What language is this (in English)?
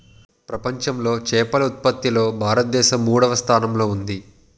Telugu